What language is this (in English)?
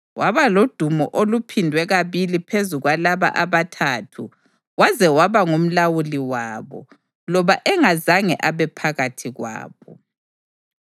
North Ndebele